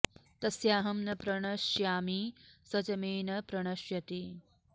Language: Sanskrit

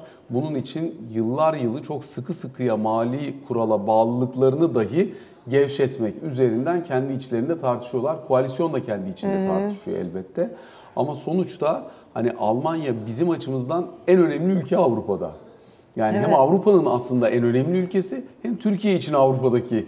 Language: Turkish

